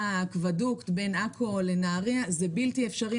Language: Hebrew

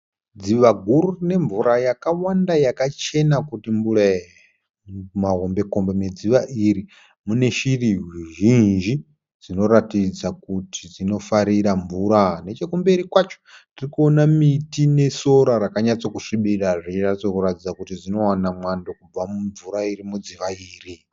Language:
Shona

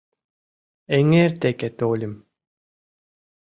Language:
Mari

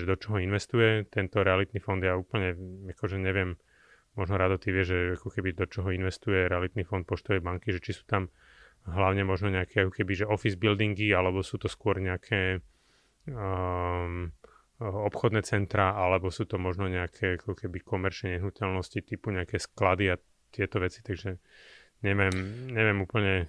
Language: Slovak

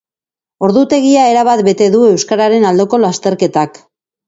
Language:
Basque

